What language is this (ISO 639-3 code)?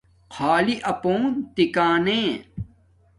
dmk